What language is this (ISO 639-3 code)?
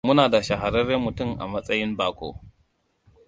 hau